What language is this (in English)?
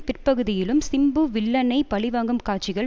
Tamil